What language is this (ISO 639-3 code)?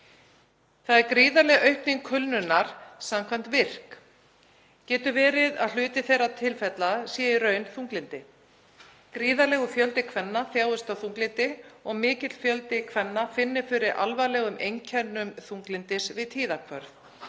isl